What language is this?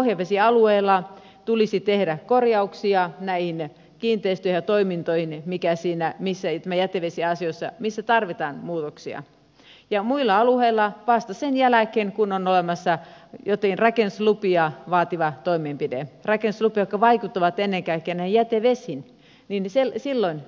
Finnish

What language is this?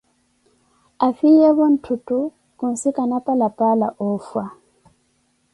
Koti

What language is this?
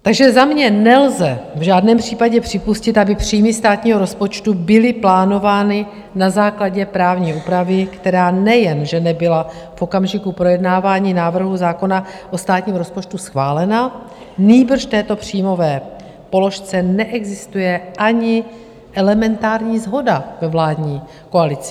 Czech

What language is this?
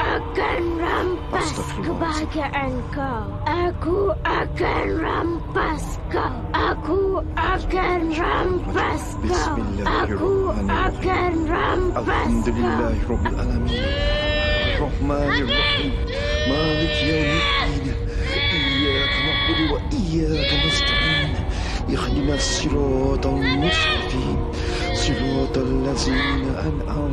Malay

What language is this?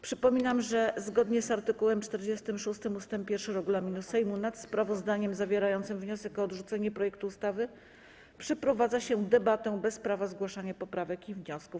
Polish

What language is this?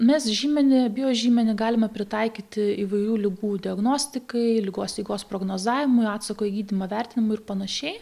Lithuanian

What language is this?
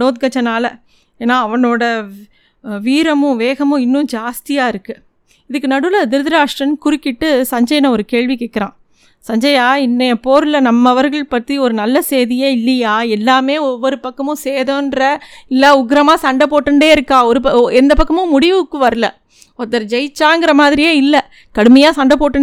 Tamil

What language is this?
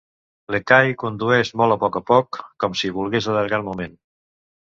Catalan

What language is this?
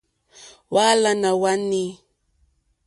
Mokpwe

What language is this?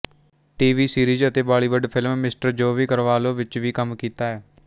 Punjabi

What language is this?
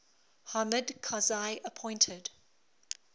English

